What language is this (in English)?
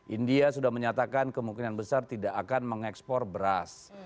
Indonesian